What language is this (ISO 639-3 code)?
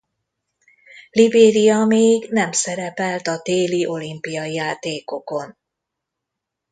hun